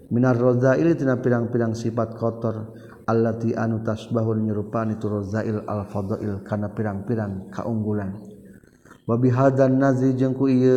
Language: Malay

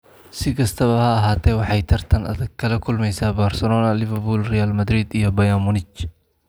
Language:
Somali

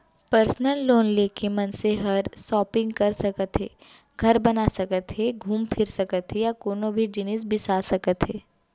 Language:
Chhattisgarhi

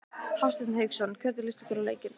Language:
Icelandic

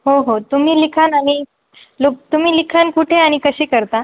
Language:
Marathi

